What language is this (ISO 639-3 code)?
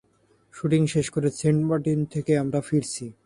ben